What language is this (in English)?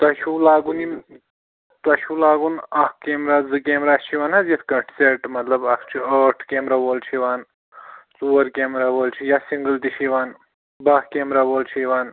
Kashmiri